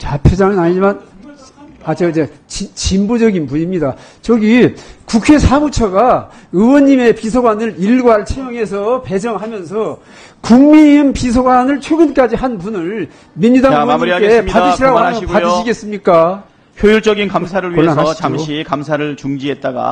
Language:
Korean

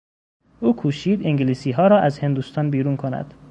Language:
Persian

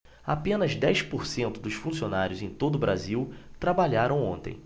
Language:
Portuguese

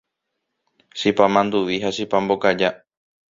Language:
Guarani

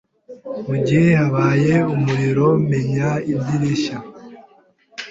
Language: Kinyarwanda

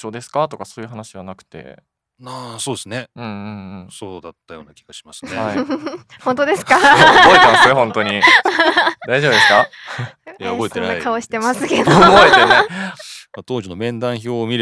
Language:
Japanese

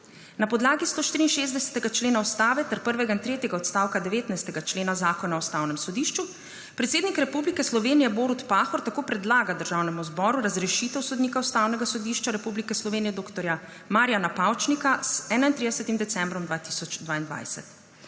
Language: Slovenian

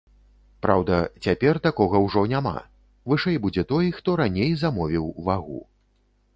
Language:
Belarusian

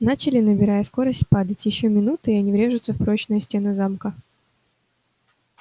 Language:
Russian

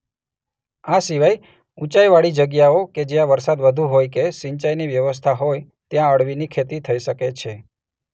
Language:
Gujarati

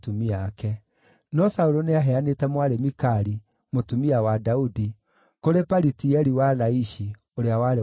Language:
Kikuyu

